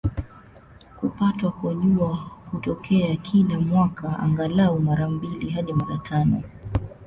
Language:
Swahili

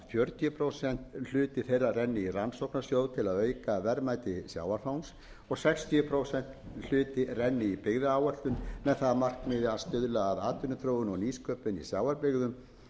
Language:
Icelandic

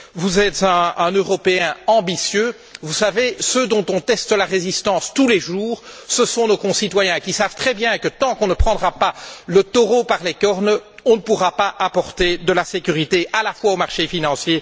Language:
French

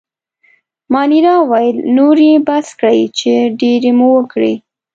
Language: Pashto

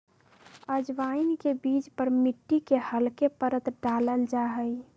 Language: Magahi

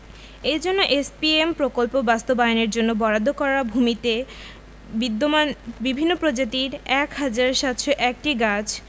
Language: Bangla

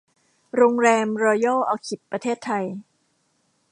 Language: Thai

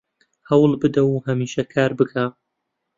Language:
Central Kurdish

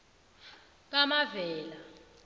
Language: South Ndebele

